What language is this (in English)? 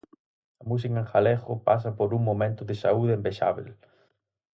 Galician